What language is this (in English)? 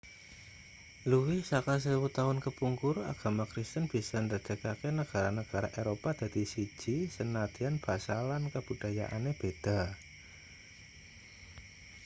Javanese